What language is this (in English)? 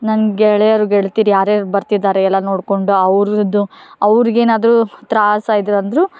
Kannada